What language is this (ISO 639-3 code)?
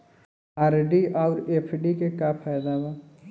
bho